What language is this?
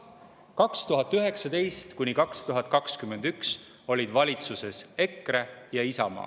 Estonian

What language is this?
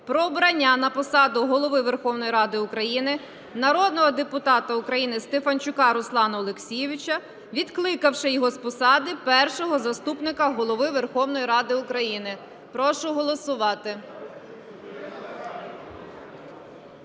Ukrainian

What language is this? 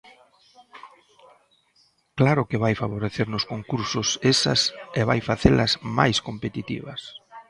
Galician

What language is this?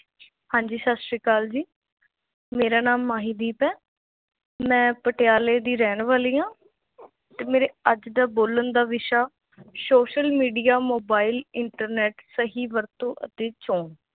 Punjabi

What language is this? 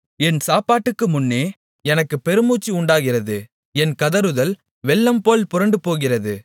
Tamil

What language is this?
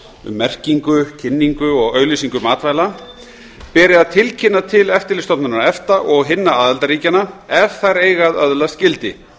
Icelandic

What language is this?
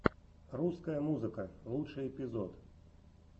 Russian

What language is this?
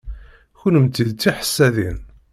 Kabyle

